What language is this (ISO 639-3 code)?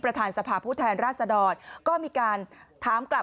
tha